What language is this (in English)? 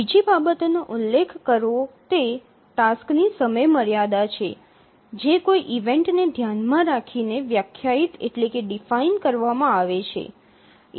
Gujarati